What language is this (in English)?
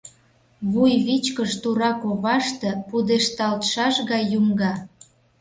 Mari